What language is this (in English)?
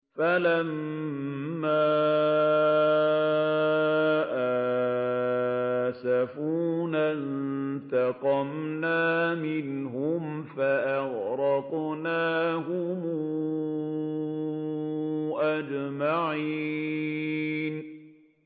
Arabic